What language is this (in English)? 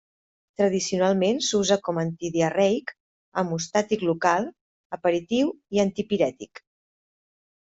Catalan